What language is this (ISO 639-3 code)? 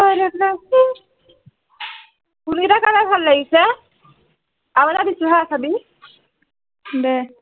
asm